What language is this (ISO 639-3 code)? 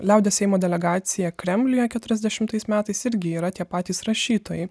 lit